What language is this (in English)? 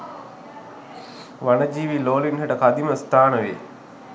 Sinhala